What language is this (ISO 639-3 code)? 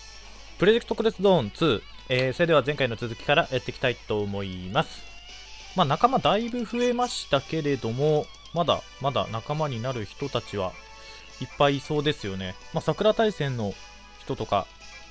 jpn